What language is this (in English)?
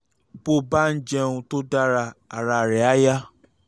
Yoruba